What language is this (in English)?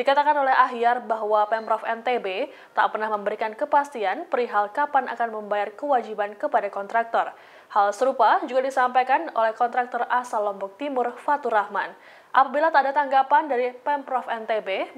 Indonesian